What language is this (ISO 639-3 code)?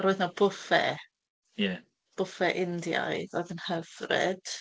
cym